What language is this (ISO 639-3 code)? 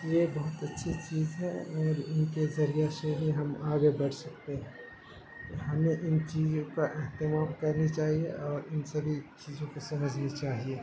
urd